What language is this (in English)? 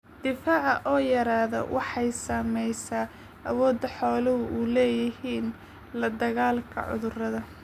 Somali